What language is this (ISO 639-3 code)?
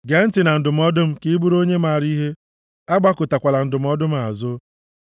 ibo